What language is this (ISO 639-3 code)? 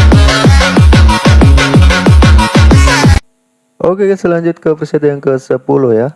ind